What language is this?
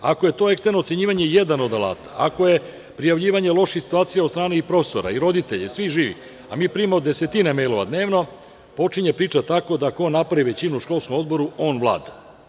Serbian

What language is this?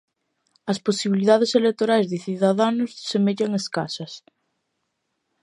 Galician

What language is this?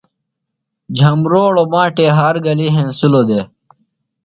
Phalura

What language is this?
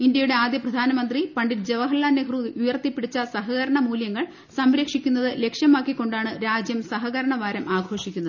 Malayalam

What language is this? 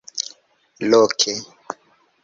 Esperanto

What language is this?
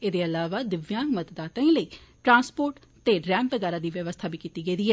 Dogri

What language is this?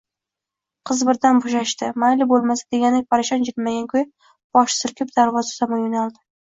Uzbek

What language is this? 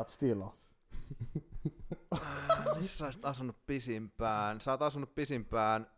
Finnish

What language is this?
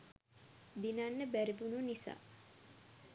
Sinhala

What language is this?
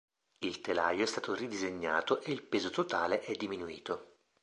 Italian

